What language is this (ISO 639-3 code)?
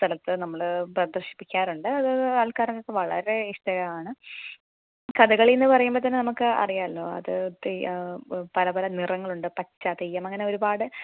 mal